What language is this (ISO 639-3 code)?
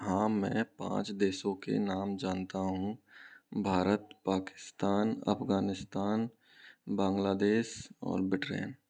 hin